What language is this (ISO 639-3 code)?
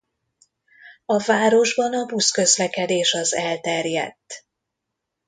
hun